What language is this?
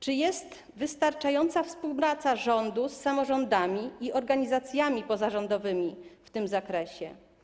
Polish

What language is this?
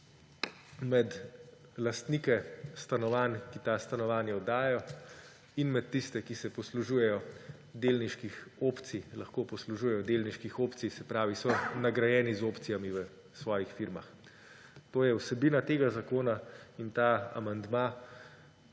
Slovenian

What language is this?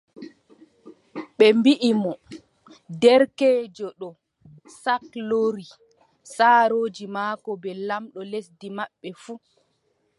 Adamawa Fulfulde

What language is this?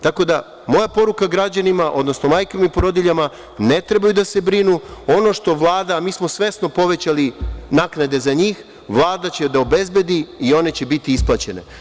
Serbian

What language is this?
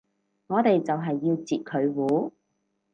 Cantonese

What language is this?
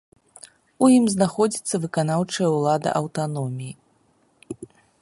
Belarusian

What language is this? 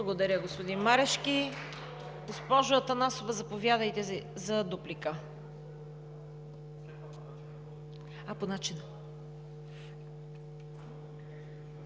Bulgarian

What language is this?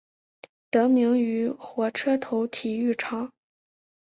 Chinese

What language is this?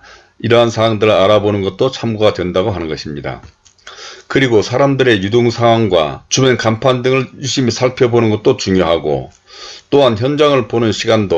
Korean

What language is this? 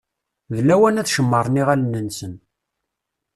Kabyle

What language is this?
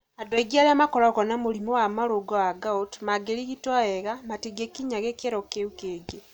Kikuyu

